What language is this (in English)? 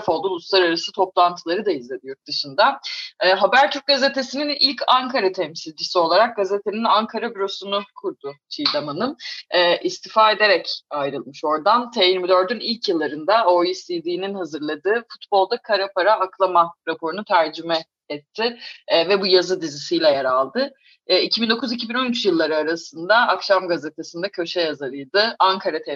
Turkish